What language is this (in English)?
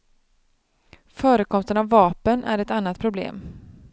Swedish